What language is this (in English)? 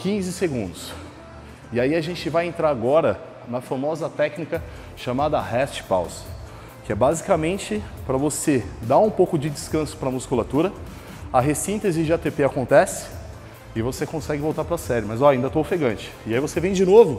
Portuguese